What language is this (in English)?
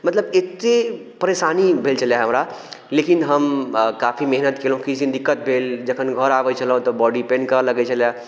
Maithili